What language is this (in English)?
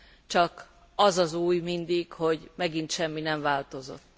Hungarian